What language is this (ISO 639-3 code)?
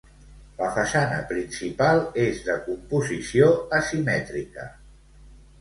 cat